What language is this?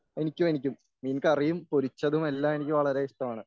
Malayalam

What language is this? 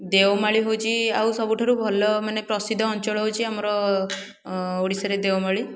Odia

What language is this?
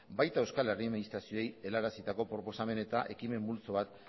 Basque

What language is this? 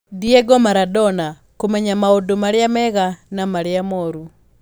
Kikuyu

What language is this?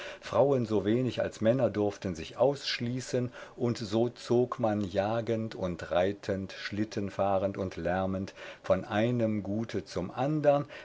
German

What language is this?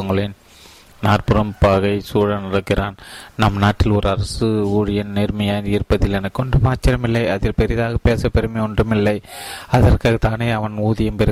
Tamil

